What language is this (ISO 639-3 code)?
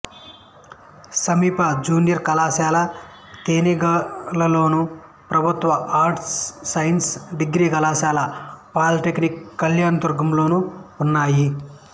tel